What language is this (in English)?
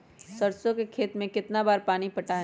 Magahi